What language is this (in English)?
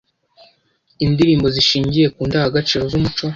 Kinyarwanda